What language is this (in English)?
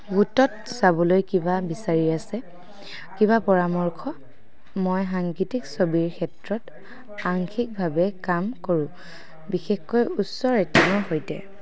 Assamese